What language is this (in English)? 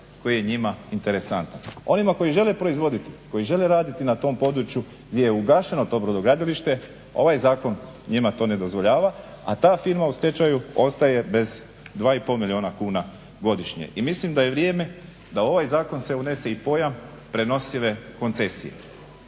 Croatian